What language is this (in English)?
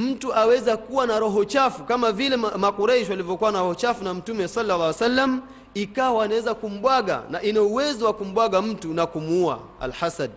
Swahili